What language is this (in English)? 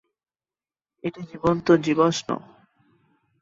Bangla